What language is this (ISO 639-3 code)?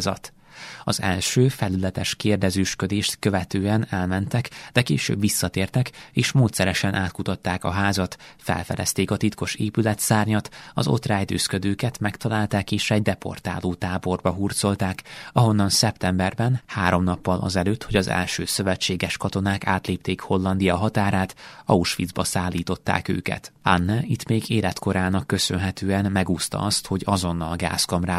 hun